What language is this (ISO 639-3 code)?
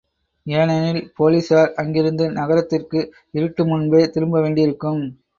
tam